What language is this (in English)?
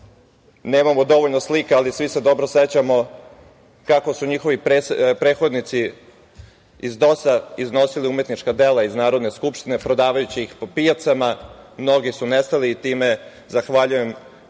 Serbian